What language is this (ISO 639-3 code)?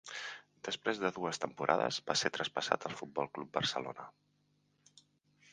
cat